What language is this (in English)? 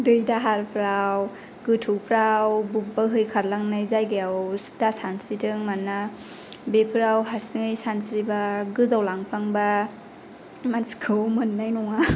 Bodo